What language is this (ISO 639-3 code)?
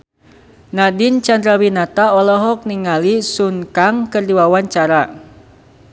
sun